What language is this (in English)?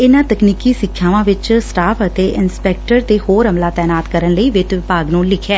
Punjabi